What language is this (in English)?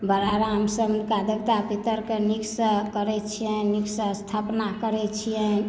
Maithili